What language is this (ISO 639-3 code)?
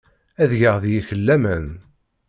kab